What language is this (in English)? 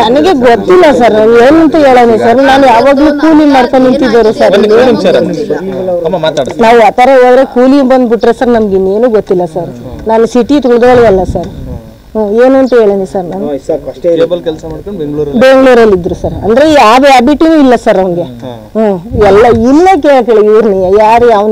Kannada